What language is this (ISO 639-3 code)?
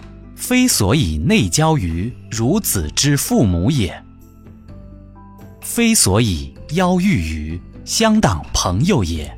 zho